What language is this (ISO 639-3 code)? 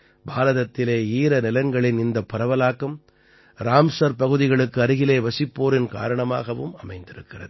tam